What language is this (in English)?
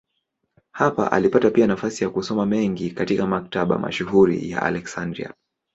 Swahili